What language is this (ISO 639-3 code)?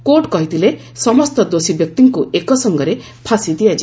ori